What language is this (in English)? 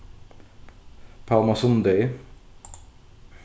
Faroese